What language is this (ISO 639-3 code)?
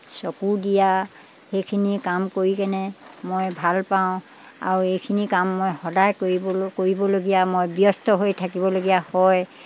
asm